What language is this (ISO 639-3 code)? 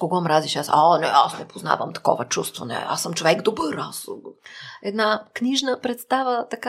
bul